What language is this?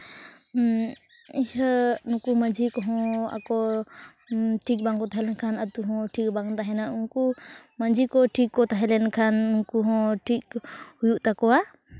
Santali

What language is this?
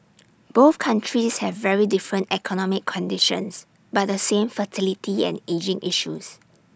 English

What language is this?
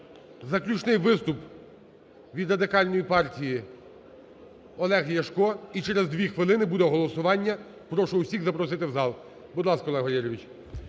Ukrainian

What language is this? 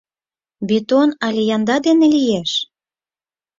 Mari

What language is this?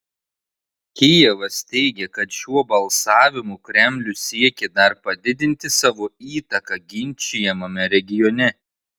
Lithuanian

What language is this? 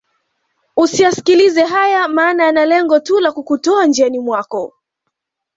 Swahili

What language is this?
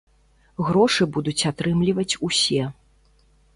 Belarusian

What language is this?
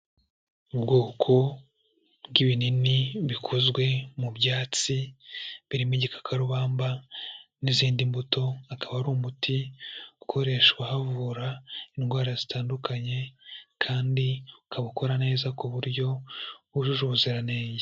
Kinyarwanda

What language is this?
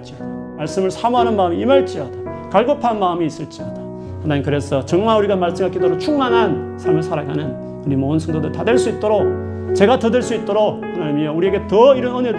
Korean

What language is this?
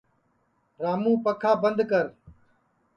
Sansi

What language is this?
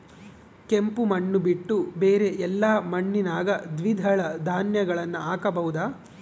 Kannada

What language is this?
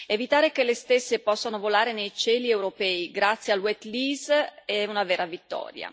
Italian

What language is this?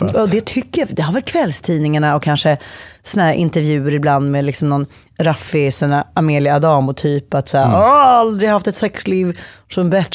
Swedish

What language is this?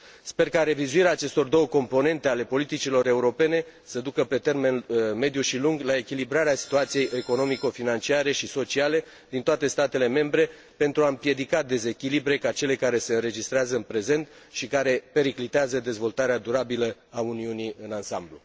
Romanian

